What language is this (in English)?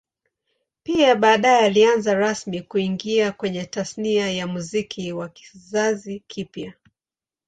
Swahili